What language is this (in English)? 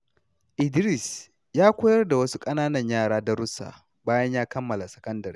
Hausa